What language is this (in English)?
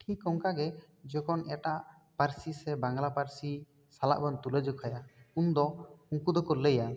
Santali